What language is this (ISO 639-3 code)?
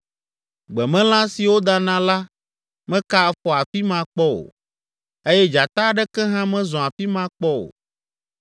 ewe